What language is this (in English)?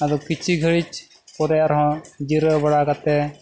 Santali